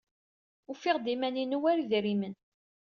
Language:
Kabyle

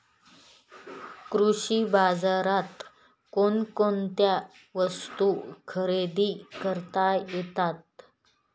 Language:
Marathi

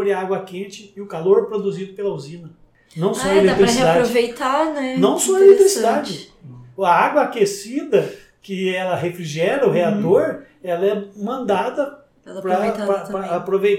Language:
Portuguese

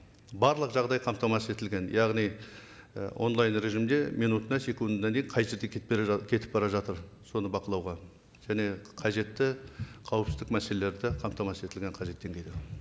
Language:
Kazakh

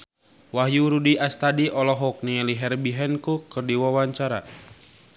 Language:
Sundanese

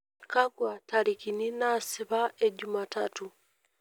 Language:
Masai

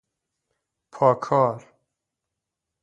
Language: Persian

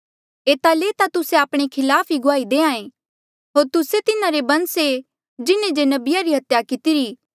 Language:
Mandeali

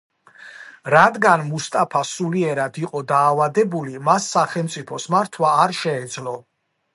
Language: Georgian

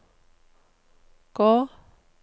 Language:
Norwegian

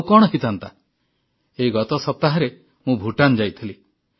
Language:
Odia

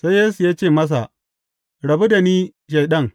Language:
Hausa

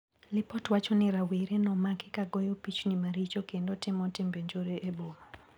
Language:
Luo (Kenya and Tanzania)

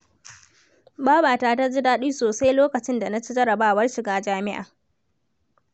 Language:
Hausa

